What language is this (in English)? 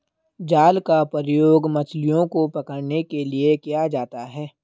Hindi